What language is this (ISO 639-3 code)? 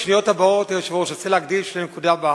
heb